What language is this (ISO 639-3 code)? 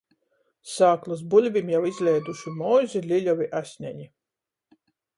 ltg